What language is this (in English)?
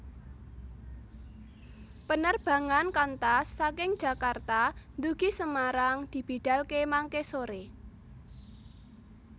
Javanese